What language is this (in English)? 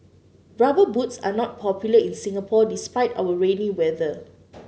English